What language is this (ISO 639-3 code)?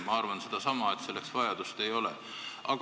est